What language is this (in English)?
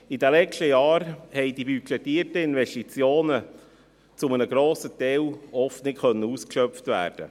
Swiss German